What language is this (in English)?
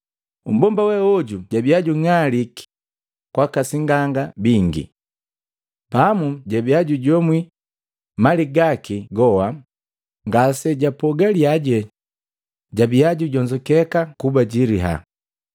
Matengo